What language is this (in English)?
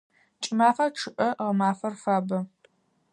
Adyghe